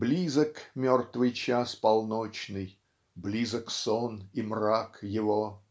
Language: Russian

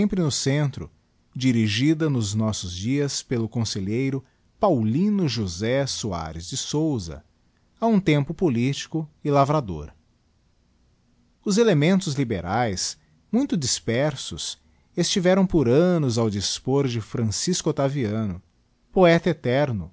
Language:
Portuguese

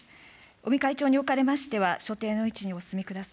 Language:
Japanese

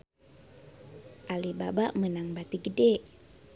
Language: Sundanese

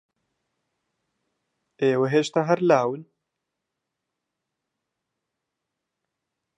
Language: Central Kurdish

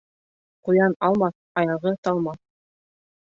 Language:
Bashkir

